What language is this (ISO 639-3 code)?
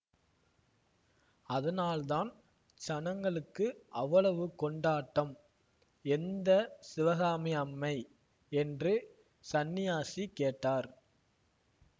tam